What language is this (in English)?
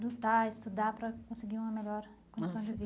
Portuguese